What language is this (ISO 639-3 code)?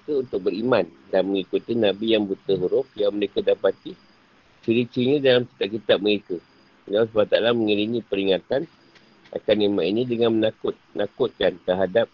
msa